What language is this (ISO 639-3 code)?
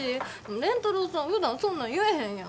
jpn